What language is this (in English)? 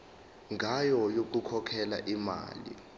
Zulu